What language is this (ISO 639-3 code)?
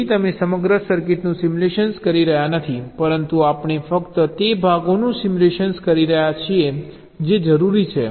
guj